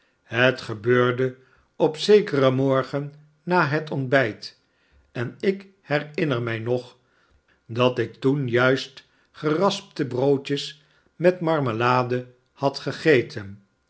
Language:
Dutch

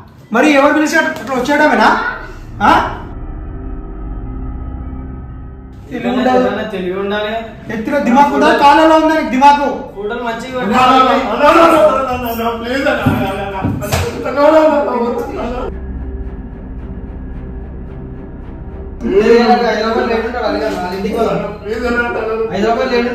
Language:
Telugu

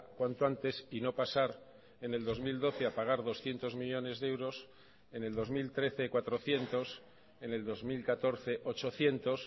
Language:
Spanish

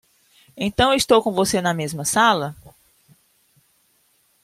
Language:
Portuguese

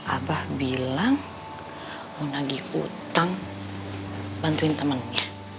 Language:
Indonesian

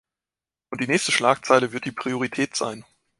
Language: German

